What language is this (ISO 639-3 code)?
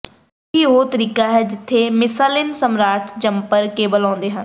pan